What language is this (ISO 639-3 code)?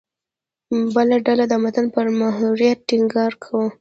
pus